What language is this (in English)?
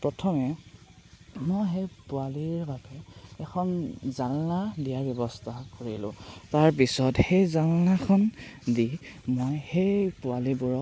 Assamese